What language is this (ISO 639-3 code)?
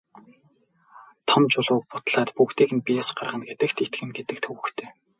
mon